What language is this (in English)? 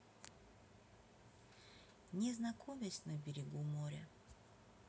Russian